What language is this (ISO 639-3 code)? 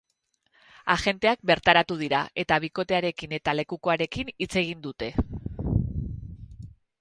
eus